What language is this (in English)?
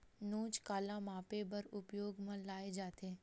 Chhattisgarhi